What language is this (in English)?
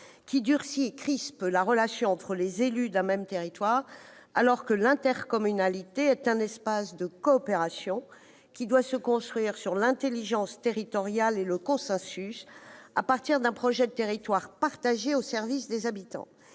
French